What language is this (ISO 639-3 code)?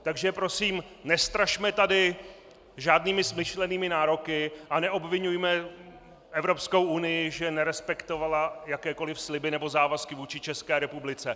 ces